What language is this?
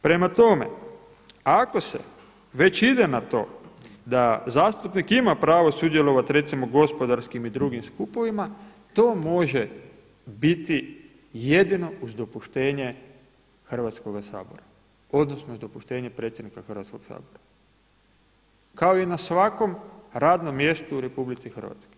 Croatian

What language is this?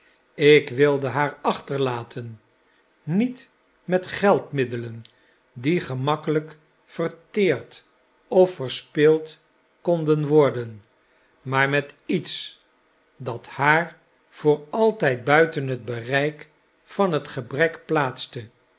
Dutch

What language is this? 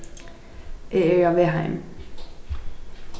Faroese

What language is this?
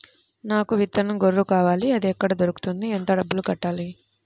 Telugu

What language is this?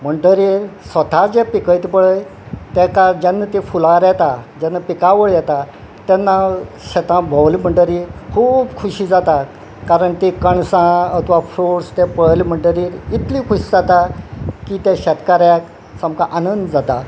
Konkani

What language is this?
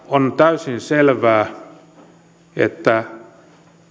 Finnish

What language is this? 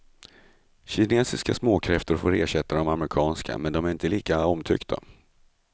Swedish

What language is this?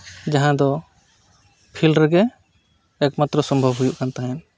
Santali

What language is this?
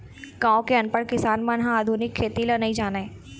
Chhattisgarhi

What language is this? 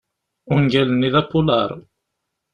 Kabyle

